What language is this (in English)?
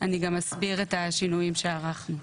Hebrew